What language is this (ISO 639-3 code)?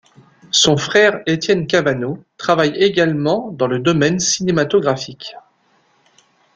fra